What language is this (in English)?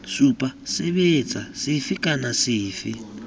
Tswana